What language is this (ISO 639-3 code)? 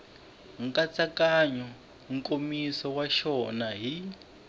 tso